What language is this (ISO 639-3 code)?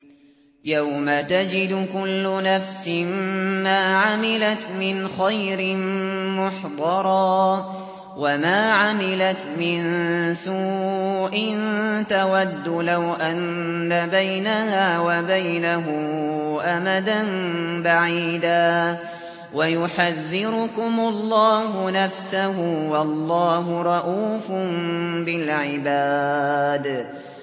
ara